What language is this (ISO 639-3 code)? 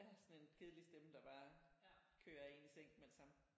dan